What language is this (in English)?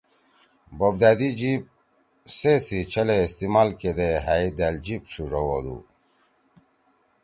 Torwali